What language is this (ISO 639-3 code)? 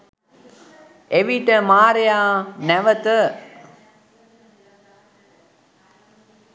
sin